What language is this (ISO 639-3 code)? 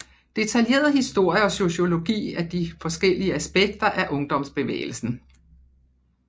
dan